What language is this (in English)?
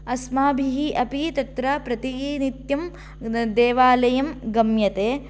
Sanskrit